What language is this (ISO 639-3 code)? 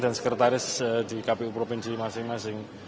ind